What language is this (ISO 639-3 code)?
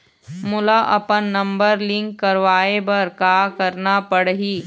hne